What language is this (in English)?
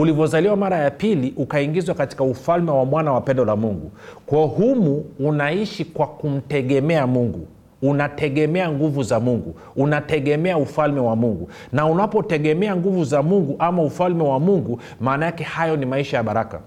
Swahili